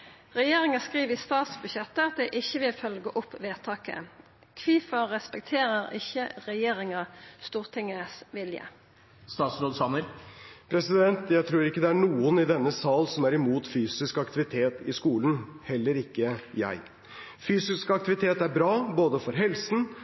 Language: Norwegian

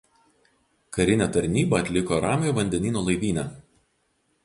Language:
Lithuanian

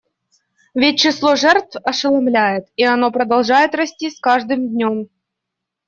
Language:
Russian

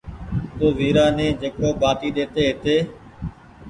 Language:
Goaria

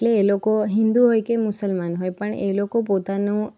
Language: Gujarati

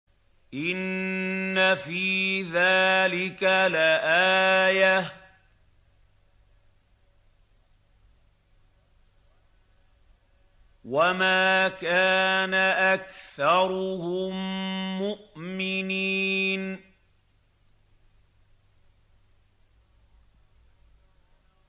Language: Arabic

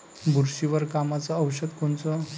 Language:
Marathi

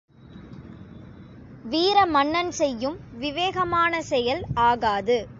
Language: Tamil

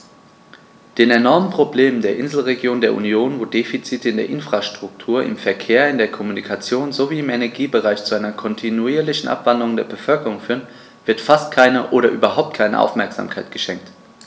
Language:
German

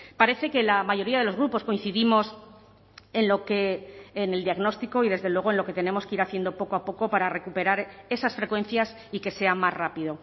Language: Spanish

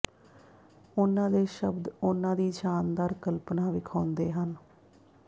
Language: Punjabi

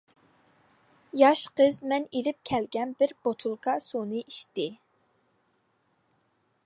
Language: Uyghur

